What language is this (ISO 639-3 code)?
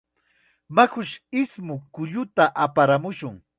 qxa